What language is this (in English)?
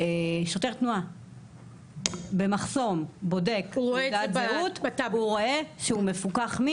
Hebrew